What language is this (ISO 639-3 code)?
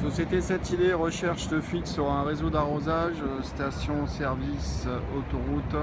fra